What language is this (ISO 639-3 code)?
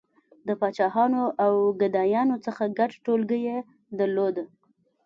pus